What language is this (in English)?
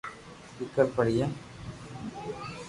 Loarki